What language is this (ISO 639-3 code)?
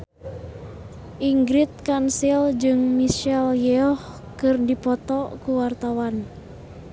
sun